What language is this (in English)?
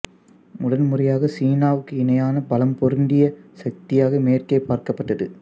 Tamil